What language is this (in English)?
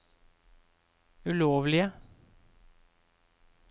Norwegian